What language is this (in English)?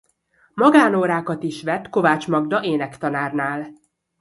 Hungarian